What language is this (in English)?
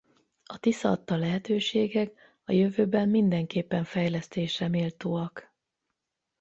Hungarian